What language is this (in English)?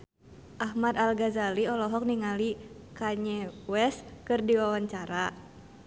Sundanese